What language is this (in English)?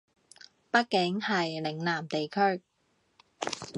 Cantonese